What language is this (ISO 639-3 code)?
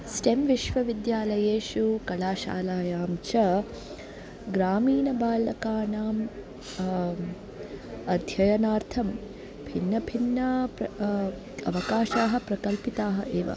san